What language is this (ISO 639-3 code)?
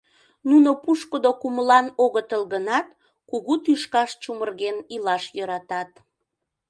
chm